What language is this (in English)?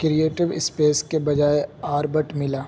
Urdu